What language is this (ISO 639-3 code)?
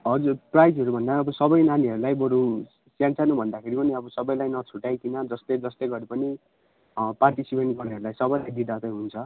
nep